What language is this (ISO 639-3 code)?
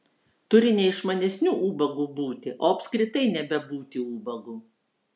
lit